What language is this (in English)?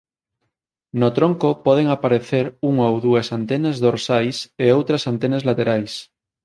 Galician